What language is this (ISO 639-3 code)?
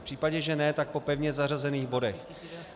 ces